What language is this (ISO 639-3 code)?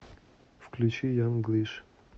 rus